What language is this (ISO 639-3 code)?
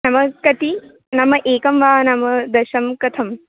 san